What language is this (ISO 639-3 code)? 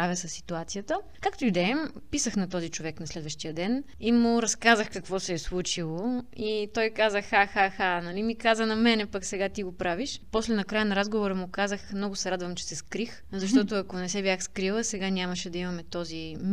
bul